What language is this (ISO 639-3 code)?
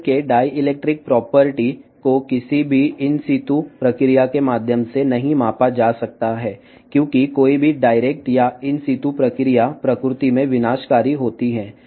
tel